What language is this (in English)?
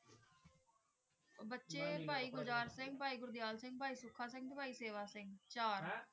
Punjabi